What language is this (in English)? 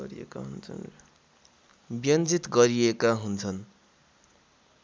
Nepali